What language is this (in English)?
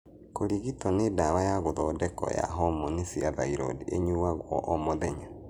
Kikuyu